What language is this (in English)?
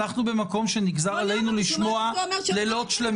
Hebrew